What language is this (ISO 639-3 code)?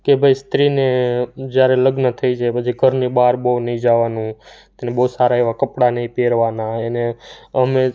guj